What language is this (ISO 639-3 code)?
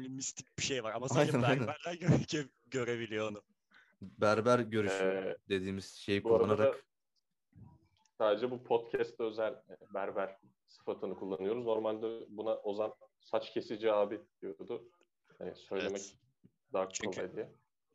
tur